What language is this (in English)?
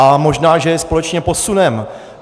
Czech